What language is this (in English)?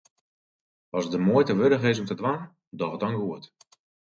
Western Frisian